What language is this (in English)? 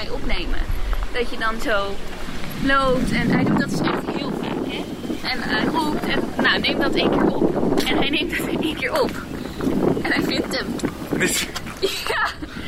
Dutch